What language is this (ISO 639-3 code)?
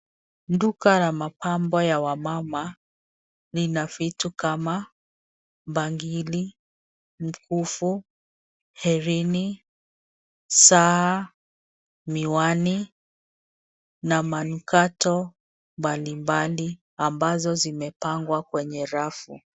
swa